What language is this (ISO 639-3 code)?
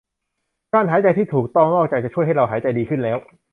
tha